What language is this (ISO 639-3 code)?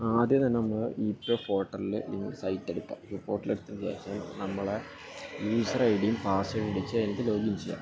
mal